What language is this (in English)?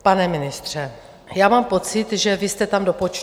Czech